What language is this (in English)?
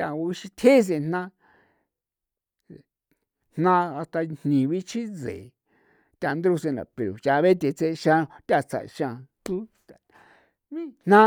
San Felipe Otlaltepec Popoloca